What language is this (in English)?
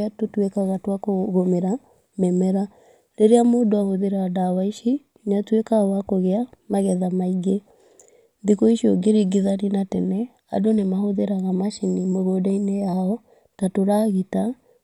Kikuyu